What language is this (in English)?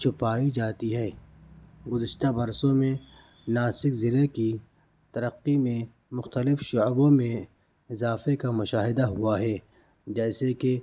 Urdu